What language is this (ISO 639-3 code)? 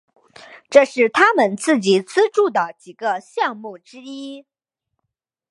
zho